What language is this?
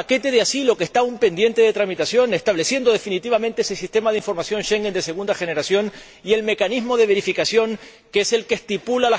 Spanish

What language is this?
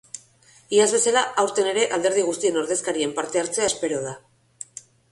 Basque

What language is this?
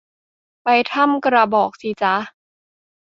Thai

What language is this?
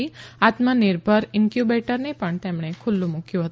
Gujarati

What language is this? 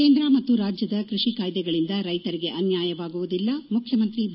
Kannada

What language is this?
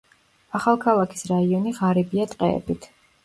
Georgian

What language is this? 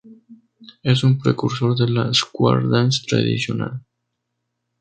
Spanish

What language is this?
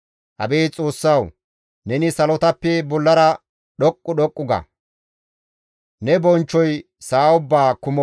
Gamo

